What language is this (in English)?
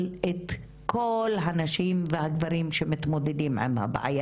Hebrew